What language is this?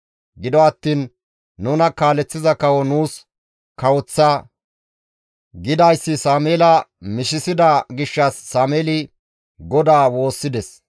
Gamo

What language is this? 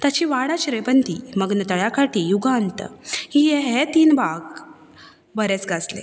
Konkani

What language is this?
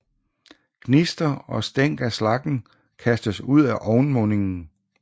Danish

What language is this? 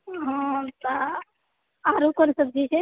Maithili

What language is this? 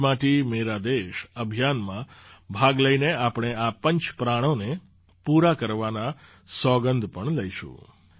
Gujarati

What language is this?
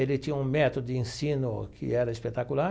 Portuguese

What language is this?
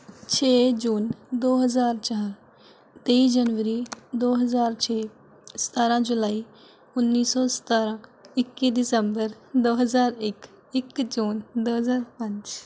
Punjabi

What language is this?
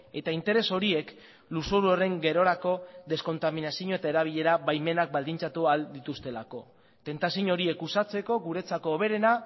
Basque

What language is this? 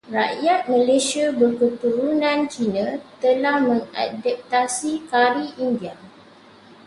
Malay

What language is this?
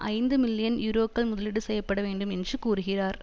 Tamil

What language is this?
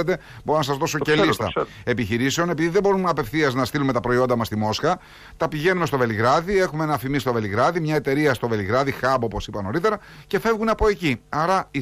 Greek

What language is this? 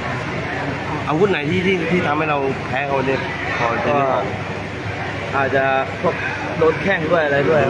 Thai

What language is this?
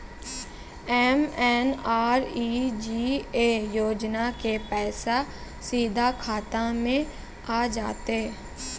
Maithili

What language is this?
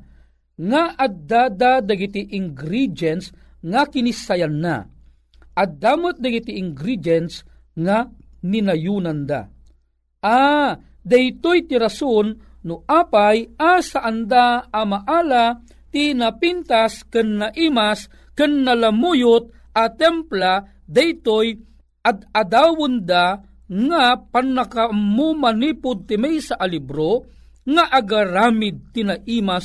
Filipino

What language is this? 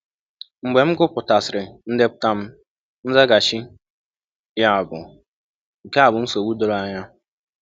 Igbo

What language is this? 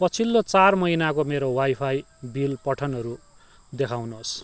Nepali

